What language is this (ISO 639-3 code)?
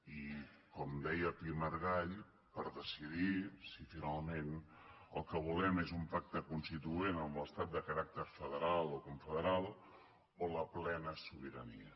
cat